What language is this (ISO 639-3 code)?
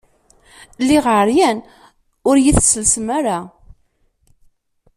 kab